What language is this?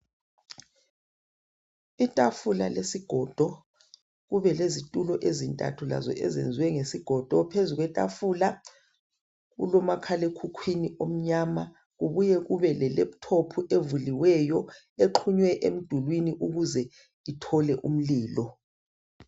North Ndebele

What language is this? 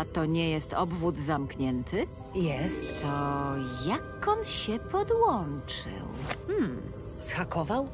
Polish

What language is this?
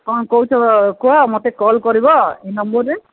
Odia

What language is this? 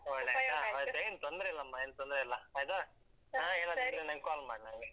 Kannada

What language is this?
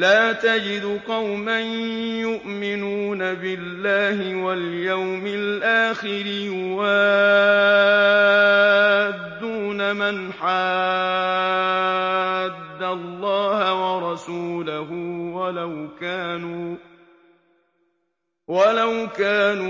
Arabic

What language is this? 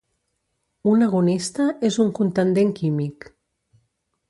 Catalan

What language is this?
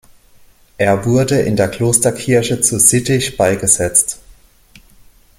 German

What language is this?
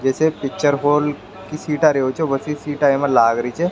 Rajasthani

